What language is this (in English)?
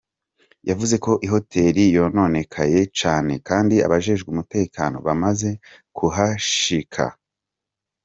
Kinyarwanda